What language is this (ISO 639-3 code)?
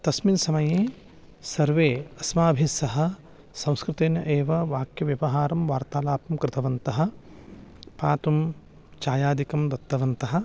san